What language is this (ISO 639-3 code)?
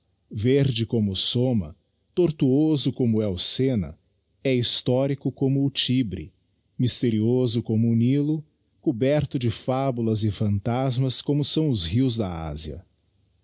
por